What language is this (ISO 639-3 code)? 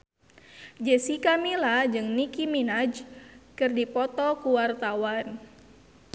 sun